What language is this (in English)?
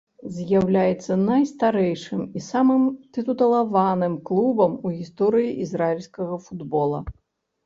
Belarusian